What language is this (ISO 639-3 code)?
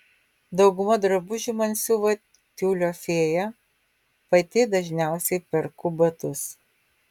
lit